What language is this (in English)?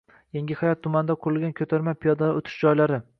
Uzbek